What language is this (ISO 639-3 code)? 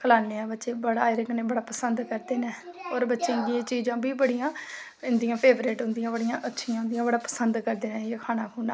doi